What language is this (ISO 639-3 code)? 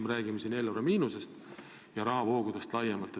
est